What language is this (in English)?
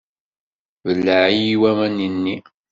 Kabyle